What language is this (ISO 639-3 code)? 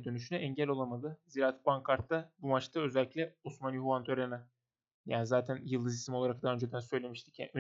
tur